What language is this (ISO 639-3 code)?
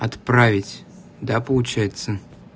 rus